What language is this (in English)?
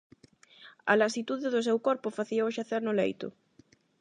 Galician